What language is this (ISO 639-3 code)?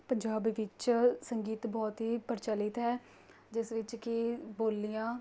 pan